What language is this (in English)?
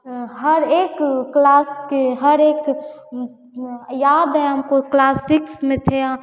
Hindi